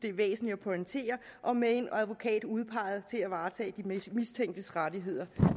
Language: Danish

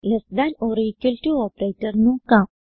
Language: Malayalam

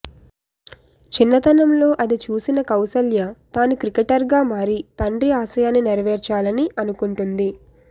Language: Telugu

